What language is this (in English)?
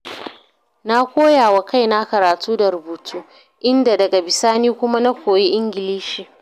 Hausa